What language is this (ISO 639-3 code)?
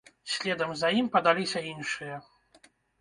bel